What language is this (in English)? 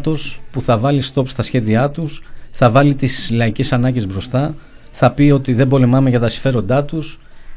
Greek